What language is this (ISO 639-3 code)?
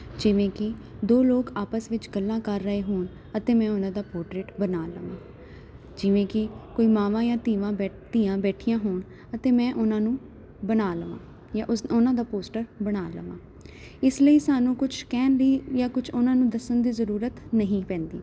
pan